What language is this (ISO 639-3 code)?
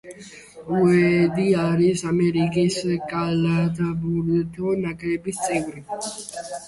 kat